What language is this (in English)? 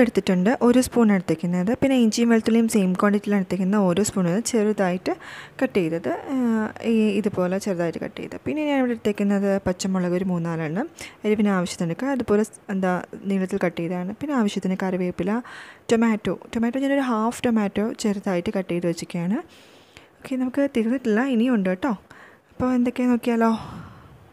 Turkish